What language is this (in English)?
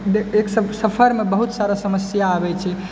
Maithili